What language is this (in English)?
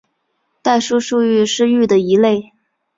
Chinese